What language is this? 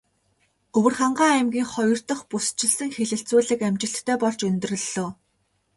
Mongolian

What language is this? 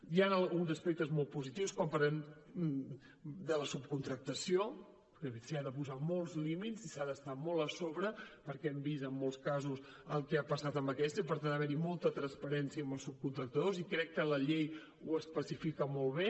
Catalan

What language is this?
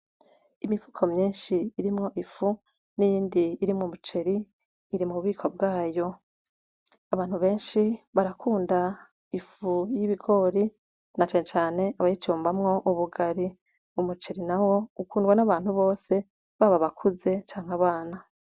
Rundi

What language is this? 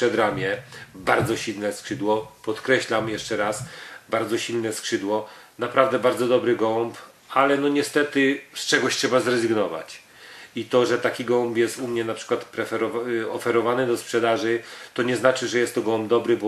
Polish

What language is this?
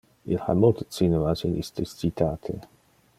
Interlingua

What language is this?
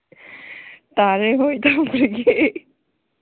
Manipuri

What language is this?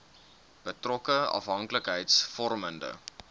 Afrikaans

